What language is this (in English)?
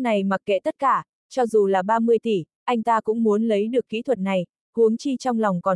Vietnamese